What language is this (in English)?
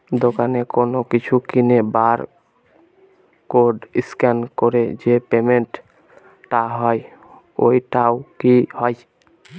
Bangla